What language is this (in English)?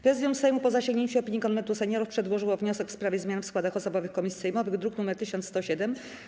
Polish